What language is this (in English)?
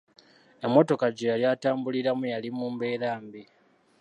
Ganda